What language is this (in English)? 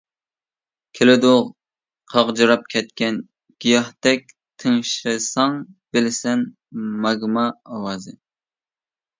Uyghur